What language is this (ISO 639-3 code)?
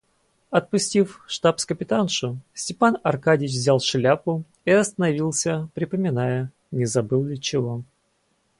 rus